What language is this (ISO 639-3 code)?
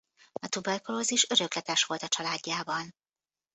hun